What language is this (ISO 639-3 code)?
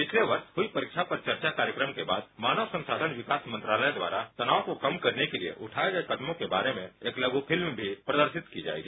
hin